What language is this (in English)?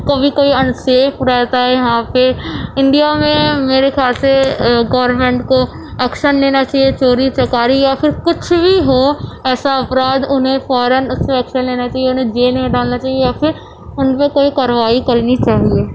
Urdu